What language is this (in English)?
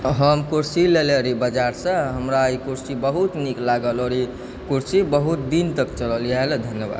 Maithili